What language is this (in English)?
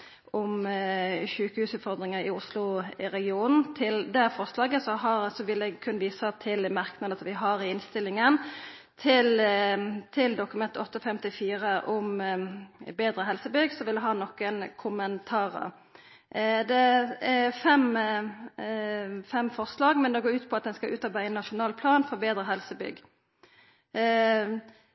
Norwegian Nynorsk